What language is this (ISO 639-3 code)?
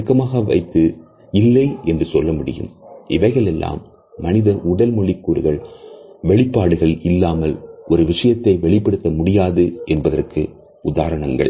tam